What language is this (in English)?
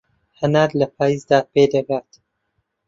Central Kurdish